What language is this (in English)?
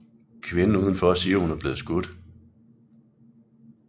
Danish